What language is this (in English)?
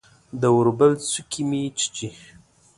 Pashto